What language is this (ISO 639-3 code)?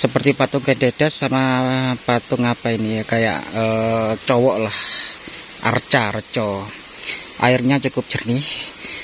ind